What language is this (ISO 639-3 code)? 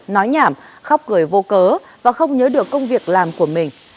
vie